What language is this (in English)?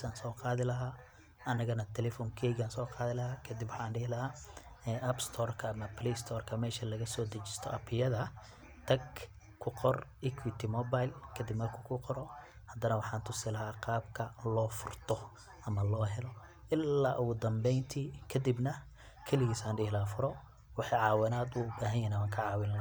Somali